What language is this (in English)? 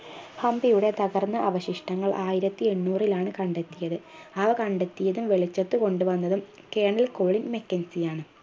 Malayalam